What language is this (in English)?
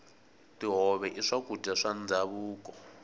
Tsonga